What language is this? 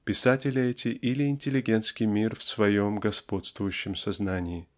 Russian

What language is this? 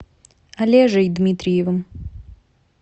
Russian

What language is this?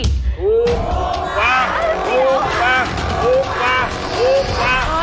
Thai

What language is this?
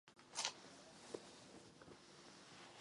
Czech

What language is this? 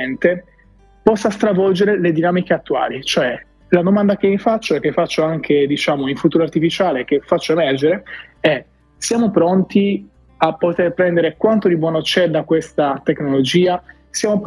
Italian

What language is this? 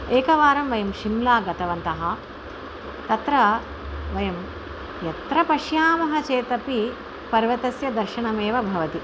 Sanskrit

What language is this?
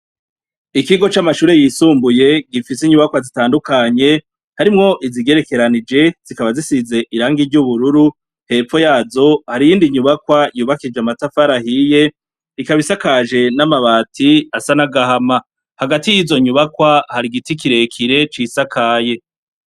Rundi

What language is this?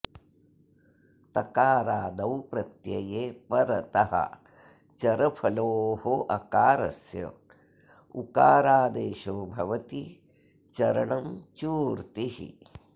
Sanskrit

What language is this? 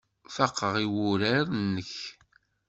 Kabyle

